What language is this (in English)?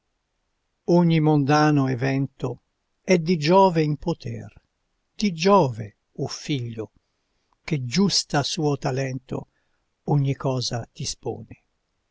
Italian